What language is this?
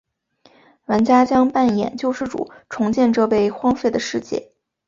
Chinese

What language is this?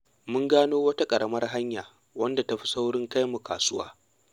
Hausa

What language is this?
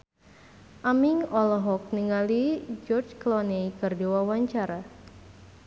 Sundanese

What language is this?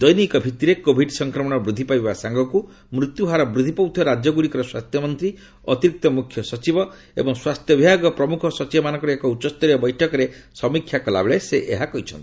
Odia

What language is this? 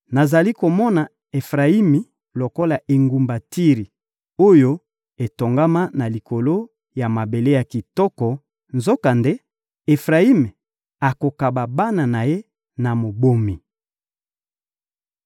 Lingala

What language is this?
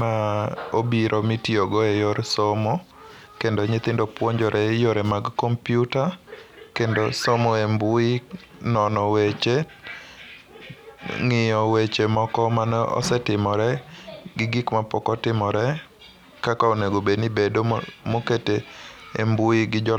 Luo (Kenya and Tanzania)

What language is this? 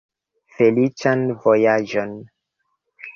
Esperanto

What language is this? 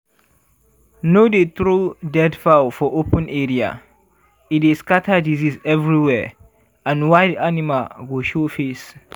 Nigerian Pidgin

